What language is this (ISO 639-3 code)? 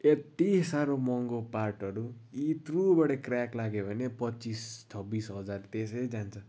nep